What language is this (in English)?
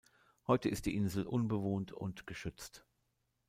German